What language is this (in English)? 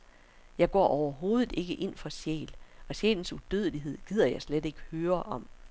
Danish